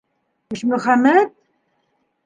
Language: Bashkir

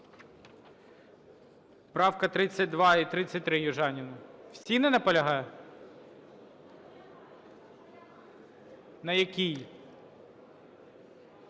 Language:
Ukrainian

